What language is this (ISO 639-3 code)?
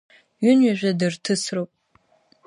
abk